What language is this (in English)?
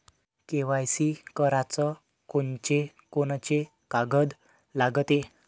Marathi